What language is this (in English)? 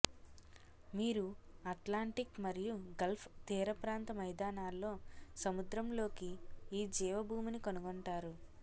Telugu